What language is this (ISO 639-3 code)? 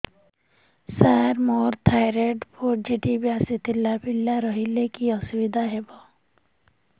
ori